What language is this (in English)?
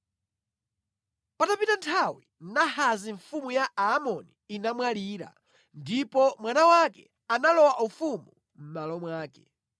Nyanja